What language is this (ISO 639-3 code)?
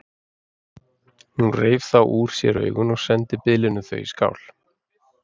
isl